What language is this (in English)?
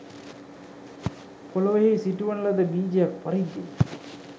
Sinhala